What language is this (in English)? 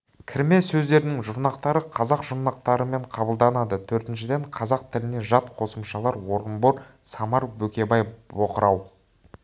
Kazakh